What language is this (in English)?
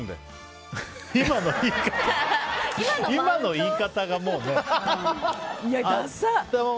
Japanese